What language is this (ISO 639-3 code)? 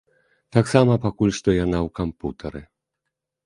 bel